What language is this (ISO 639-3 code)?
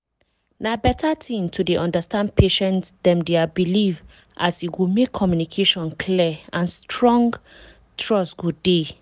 pcm